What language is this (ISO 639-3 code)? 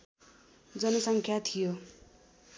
nep